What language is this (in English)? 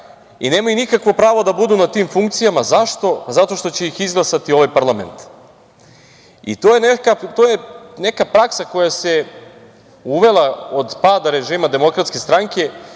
Serbian